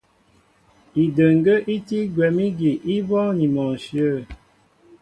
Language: Mbo (Cameroon)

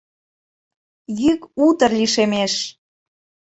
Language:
Mari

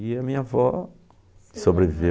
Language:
Portuguese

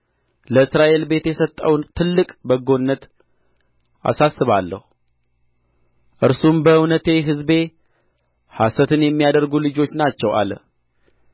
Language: Amharic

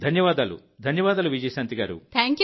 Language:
Telugu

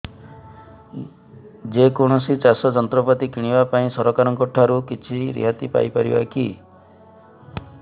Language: Odia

